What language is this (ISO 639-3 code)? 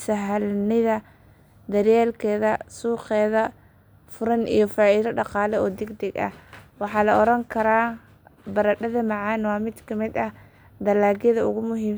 som